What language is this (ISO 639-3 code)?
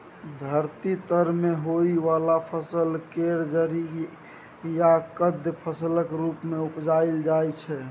mai